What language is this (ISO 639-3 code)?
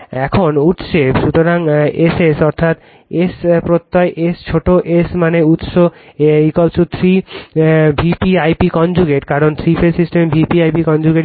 ben